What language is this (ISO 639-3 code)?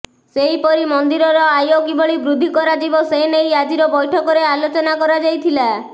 ori